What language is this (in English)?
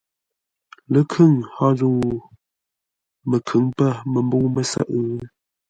Ngombale